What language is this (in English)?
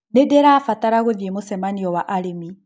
Kikuyu